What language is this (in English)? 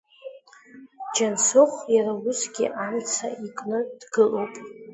Abkhazian